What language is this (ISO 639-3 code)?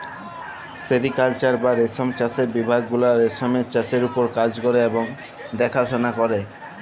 ben